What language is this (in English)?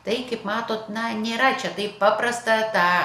Lithuanian